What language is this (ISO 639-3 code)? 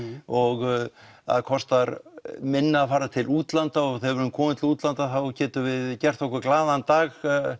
isl